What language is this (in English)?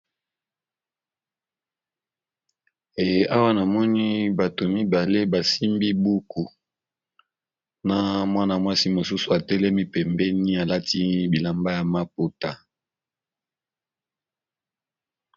Lingala